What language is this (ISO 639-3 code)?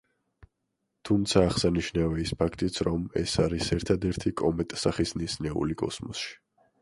kat